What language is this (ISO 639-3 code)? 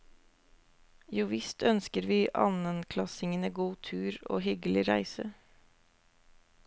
nor